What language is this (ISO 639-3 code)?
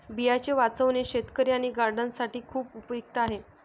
mar